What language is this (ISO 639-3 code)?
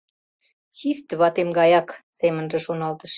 chm